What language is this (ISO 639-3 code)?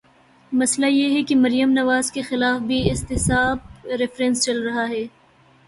urd